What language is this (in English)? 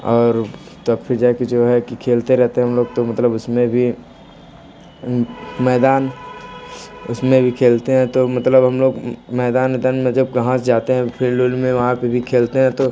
Hindi